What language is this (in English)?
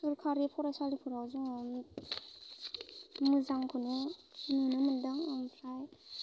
Bodo